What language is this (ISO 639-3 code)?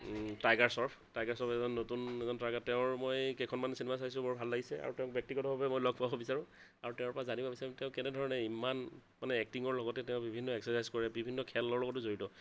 asm